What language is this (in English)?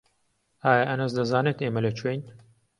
Central Kurdish